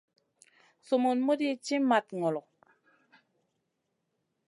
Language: Masana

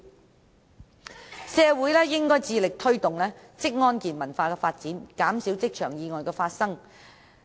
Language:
Cantonese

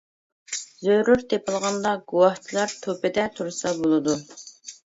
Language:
Uyghur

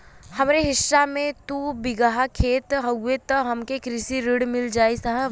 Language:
Bhojpuri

